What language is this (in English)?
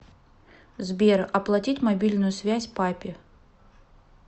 Russian